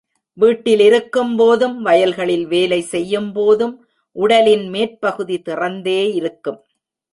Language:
Tamil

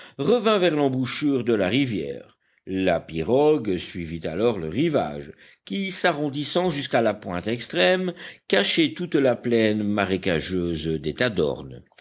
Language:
French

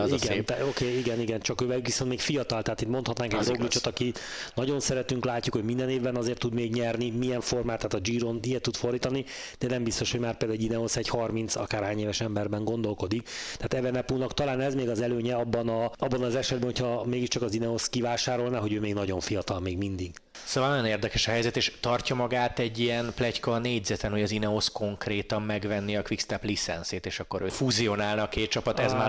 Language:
Hungarian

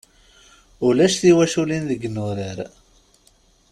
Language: Kabyle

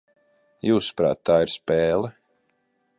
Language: Latvian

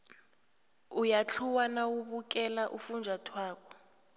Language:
South Ndebele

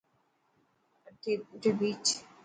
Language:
Dhatki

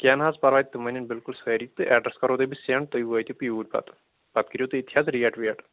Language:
Kashmiri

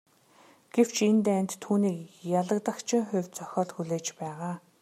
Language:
Mongolian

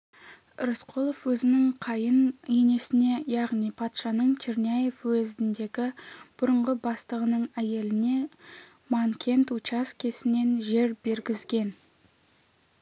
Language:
Kazakh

